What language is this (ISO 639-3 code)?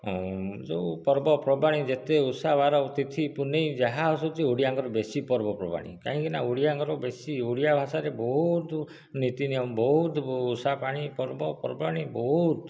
ori